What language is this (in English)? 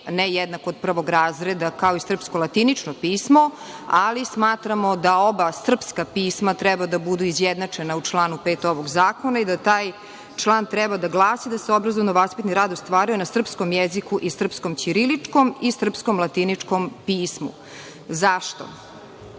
Serbian